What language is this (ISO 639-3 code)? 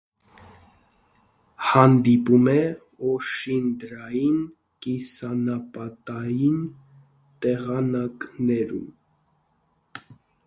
hye